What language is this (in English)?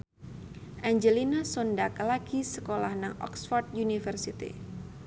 Javanese